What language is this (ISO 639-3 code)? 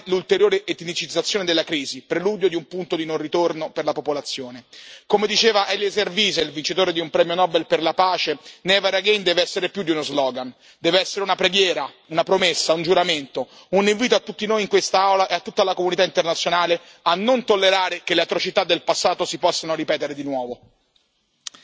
ita